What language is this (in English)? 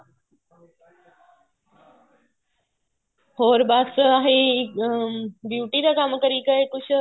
Punjabi